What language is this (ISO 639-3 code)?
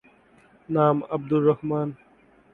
ben